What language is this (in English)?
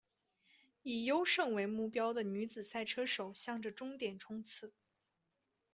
Chinese